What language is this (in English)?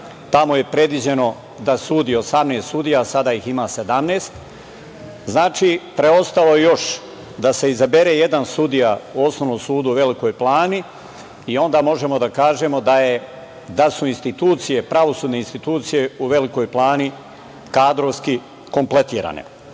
Serbian